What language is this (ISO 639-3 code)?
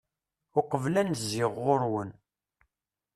kab